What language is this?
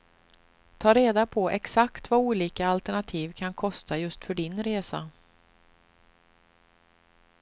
Swedish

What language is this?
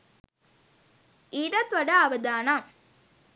Sinhala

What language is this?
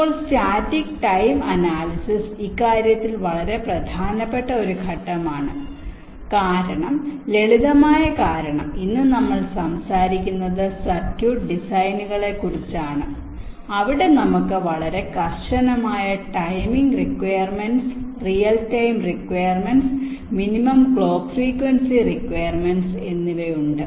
Malayalam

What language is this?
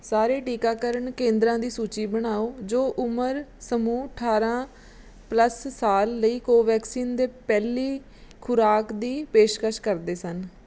Punjabi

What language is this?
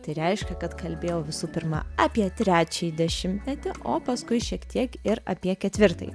Lithuanian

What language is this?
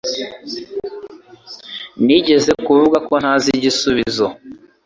Kinyarwanda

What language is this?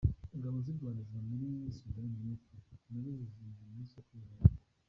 Kinyarwanda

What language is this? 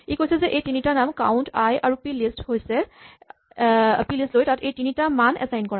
Assamese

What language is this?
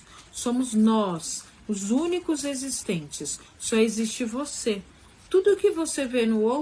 Portuguese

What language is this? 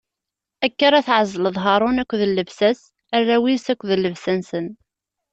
Kabyle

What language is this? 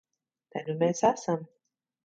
Latvian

